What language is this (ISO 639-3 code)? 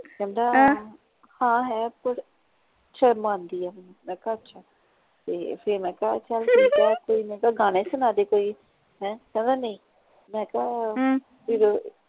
pan